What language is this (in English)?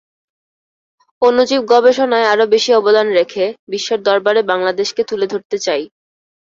Bangla